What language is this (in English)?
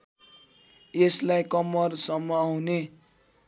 Nepali